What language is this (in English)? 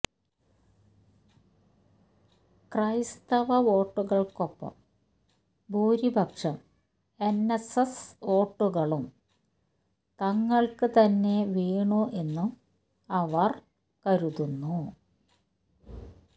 Malayalam